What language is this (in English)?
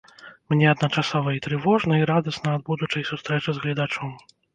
Belarusian